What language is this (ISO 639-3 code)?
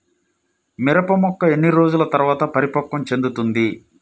tel